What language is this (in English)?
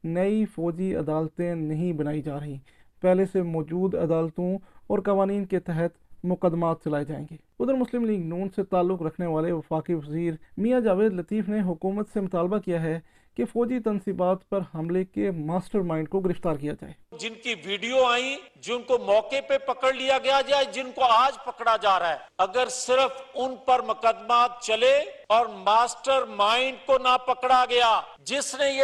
Urdu